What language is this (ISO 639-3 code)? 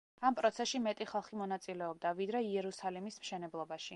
kat